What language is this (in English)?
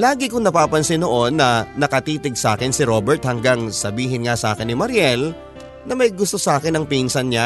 Filipino